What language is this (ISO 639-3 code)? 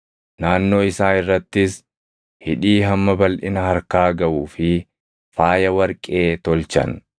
orm